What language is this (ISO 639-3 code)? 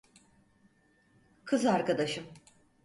tur